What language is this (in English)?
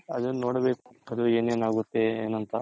Kannada